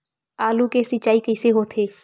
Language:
Chhattisgarhi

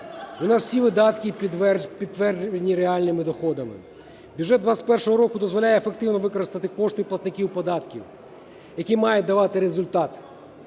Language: Ukrainian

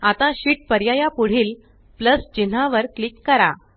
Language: Marathi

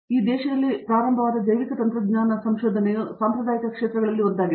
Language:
Kannada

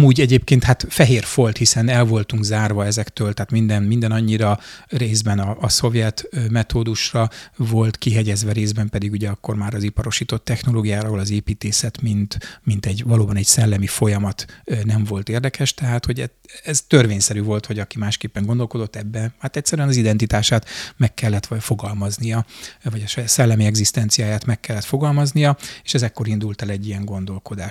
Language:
Hungarian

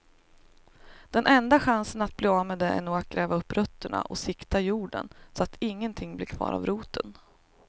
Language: Swedish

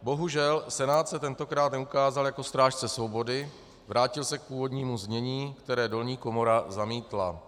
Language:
Czech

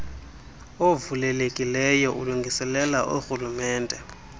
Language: Xhosa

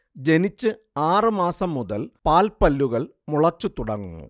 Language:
Malayalam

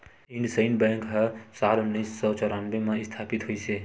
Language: Chhattisgarhi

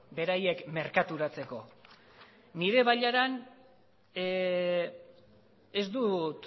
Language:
Basque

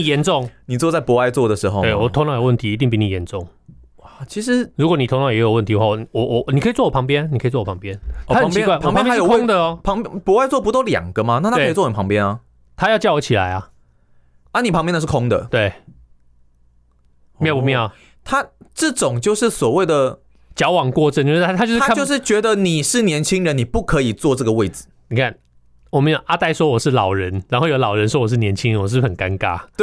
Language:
Chinese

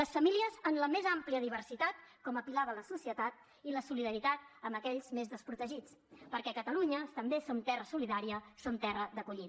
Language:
Catalan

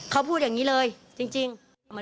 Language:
Thai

